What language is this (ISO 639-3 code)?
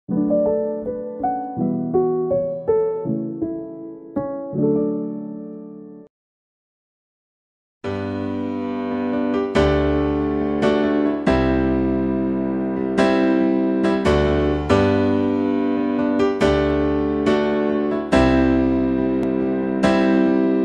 ind